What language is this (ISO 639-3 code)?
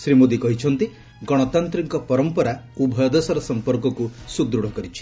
ori